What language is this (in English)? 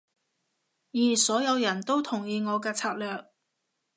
Cantonese